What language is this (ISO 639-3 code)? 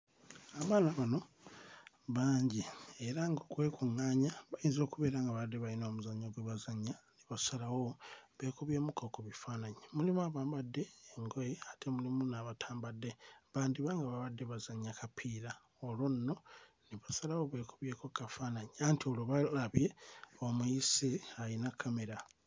lug